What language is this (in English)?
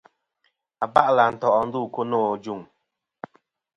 Kom